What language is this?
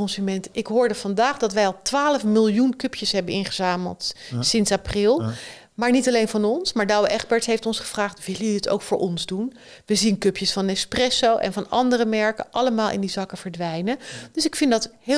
Dutch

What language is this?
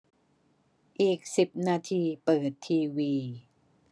Thai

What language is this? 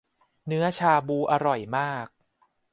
Thai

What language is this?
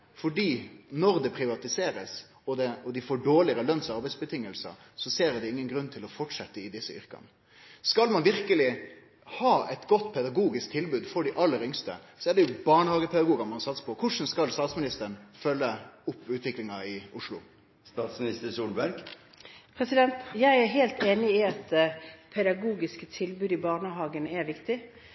Norwegian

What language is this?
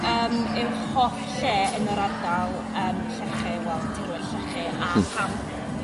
Welsh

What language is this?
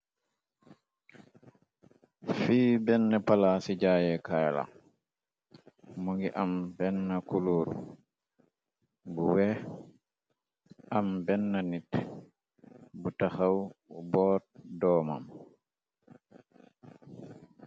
Wolof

